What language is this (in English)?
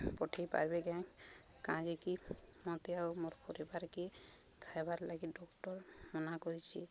Odia